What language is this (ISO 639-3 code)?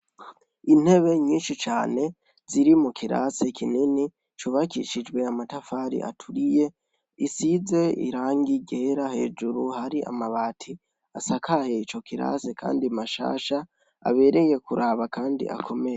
run